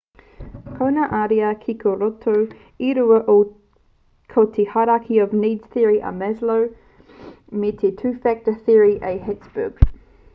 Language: Māori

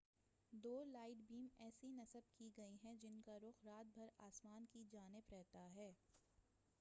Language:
Urdu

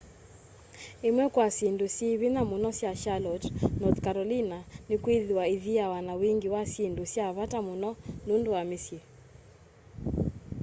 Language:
Kamba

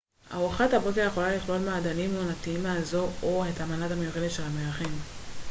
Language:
Hebrew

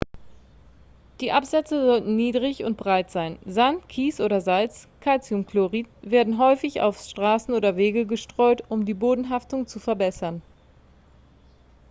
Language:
German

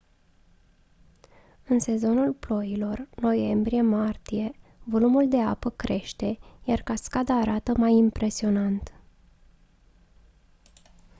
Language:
Romanian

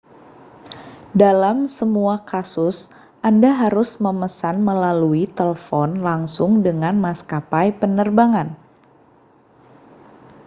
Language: Indonesian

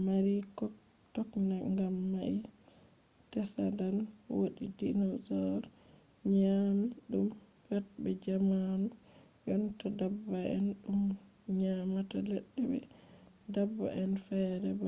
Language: Fula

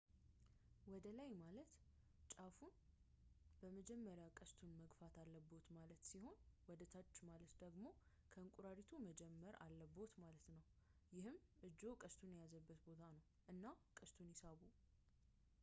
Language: Amharic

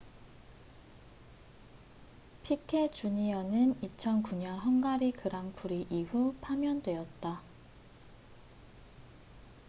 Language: Korean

